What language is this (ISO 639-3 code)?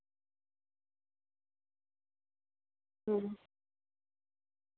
doi